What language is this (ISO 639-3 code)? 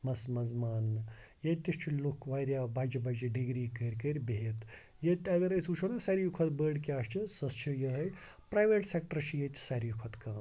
kas